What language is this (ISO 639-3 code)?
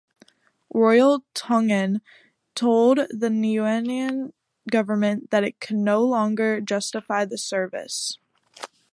eng